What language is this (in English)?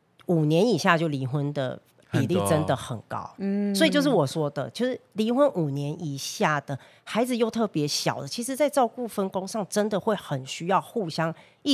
Chinese